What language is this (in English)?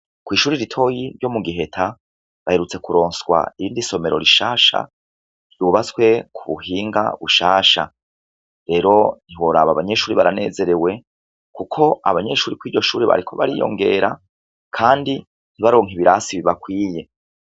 Rundi